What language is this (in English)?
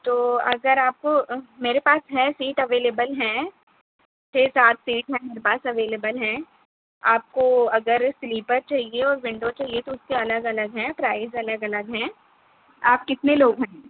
Urdu